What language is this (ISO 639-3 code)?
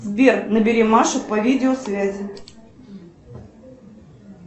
rus